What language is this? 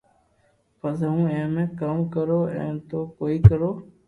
Loarki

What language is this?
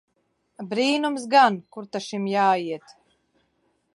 Latvian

